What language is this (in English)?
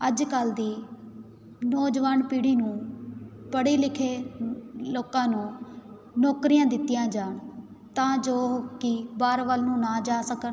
Punjabi